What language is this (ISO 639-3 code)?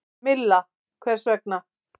isl